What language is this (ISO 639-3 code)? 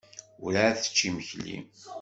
kab